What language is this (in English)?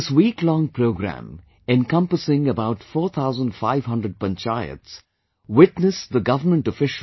English